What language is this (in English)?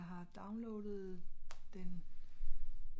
Danish